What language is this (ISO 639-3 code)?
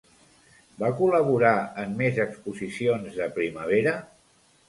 cat